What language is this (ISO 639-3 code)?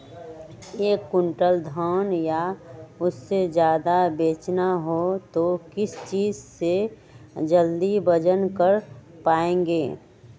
mag